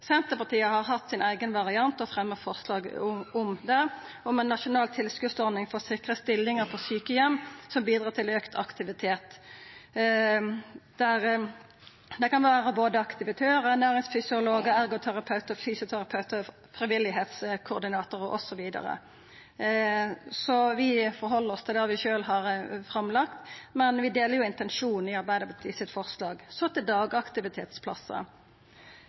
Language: Norwegian Nynorsk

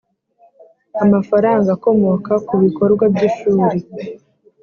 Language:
Kinyarwanda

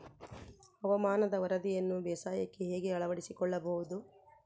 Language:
Kannada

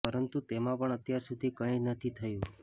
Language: Gujarati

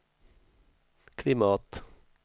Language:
Swedish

